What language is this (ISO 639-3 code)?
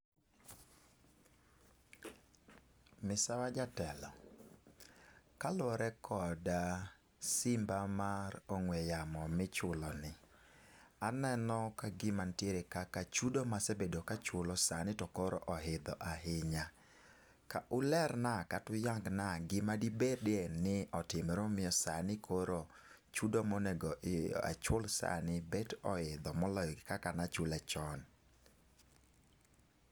luo